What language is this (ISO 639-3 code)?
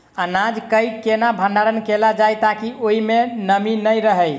mai